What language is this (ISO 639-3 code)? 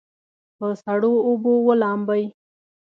pus